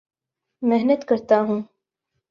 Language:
Urdu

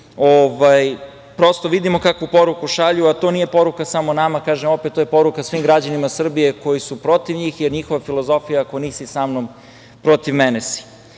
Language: Serbian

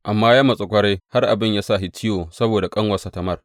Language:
Hausa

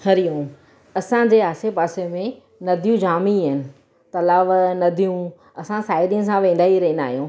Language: Sindhi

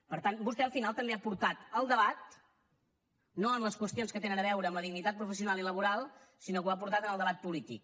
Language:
Catalan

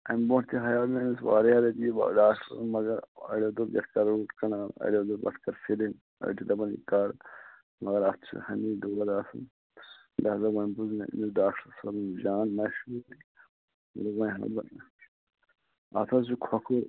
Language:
Kashmiri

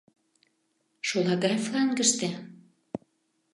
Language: Mari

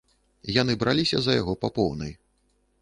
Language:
Belarusian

